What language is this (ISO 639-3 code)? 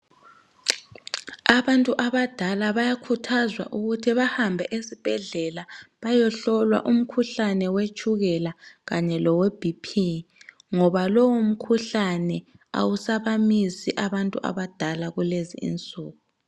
nde